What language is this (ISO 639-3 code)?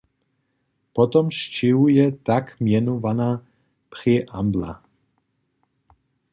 hsb